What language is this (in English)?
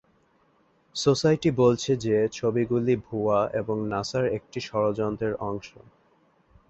Bangla